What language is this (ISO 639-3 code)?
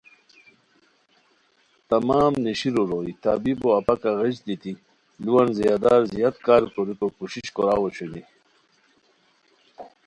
khw